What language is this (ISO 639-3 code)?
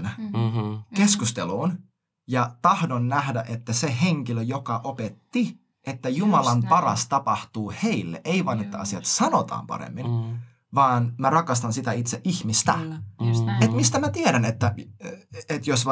fin